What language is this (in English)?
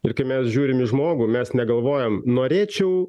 Lithuanian